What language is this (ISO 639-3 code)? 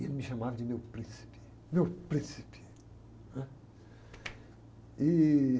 por